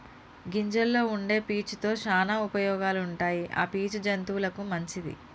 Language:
Telugu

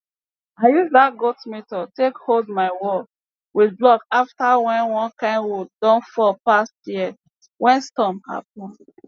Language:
Nigerian Pidgin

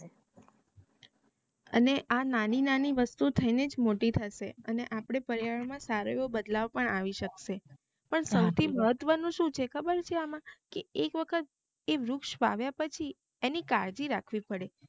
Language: Gujarati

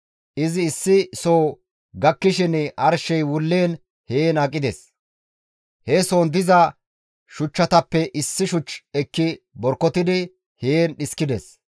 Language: Gamo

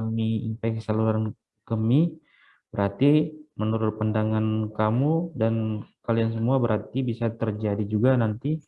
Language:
Indonesian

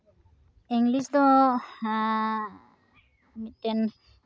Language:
Santali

